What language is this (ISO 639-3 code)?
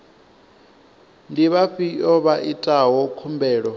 ven